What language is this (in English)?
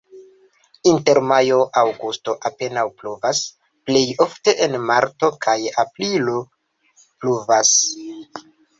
Esperanto